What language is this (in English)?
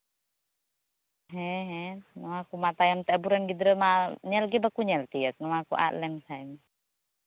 Santali